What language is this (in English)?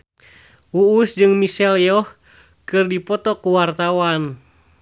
Sundanese